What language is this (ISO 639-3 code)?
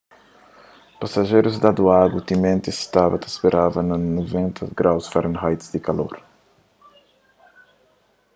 kea